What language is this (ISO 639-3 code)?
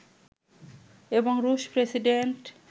ben